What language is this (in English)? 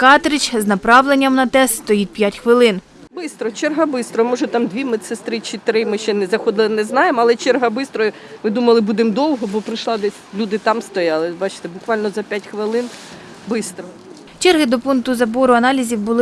Ukrainian